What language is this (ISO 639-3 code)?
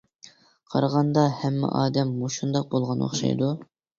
uig